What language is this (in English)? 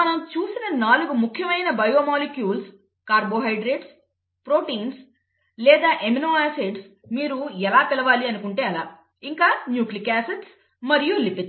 Telugu